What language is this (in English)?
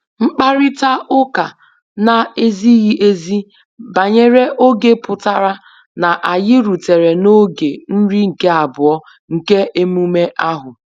Igbo